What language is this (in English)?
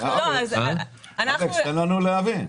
Hebrew